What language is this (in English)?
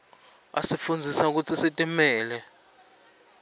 Swati